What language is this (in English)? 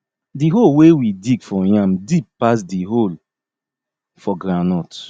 Nigerian Pidgin